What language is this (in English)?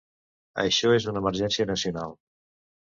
Catalan